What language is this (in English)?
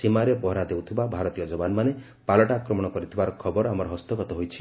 Odia